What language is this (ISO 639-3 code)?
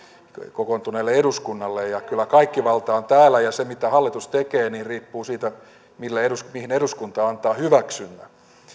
fin